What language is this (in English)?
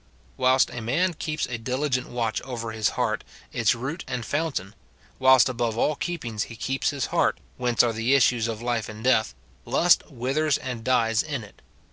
English